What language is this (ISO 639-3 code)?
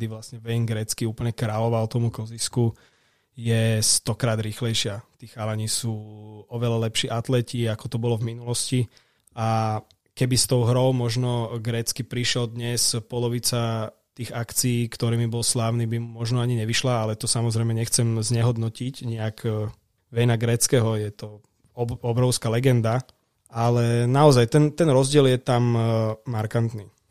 slk